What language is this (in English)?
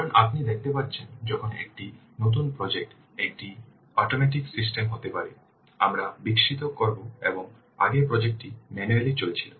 Bangla